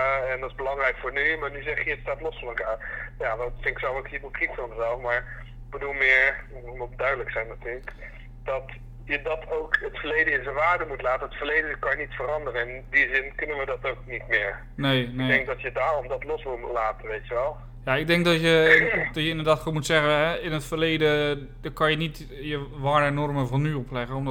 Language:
Dutch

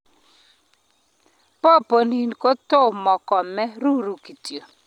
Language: Kalenjin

